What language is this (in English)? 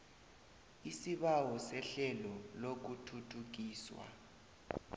South Ndebele